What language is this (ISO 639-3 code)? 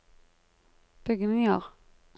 nor